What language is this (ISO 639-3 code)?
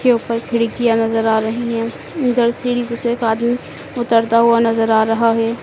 hin